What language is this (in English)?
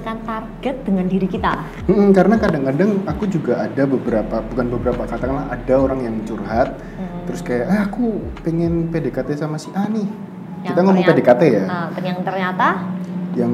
Indonesian